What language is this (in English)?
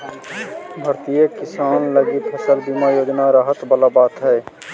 Magahi